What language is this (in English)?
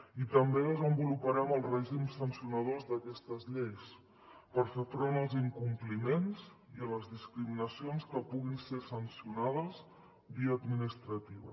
Catalan